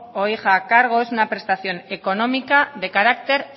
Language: Spanish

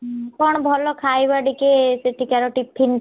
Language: Odia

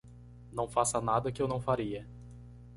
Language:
Portuguese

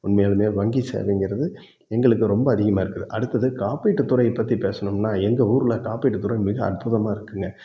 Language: Tamil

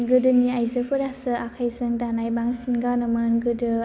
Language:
Bodo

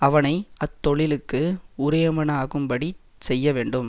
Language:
Tamil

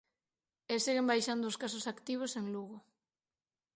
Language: Galician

